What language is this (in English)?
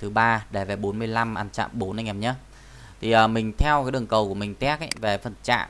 Vietnamese